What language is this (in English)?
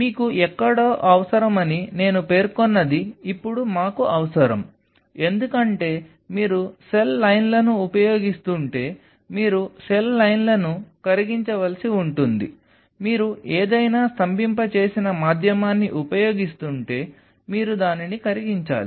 Telugu